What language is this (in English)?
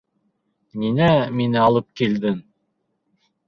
Bashkir